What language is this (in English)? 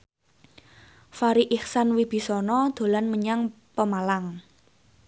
Javanese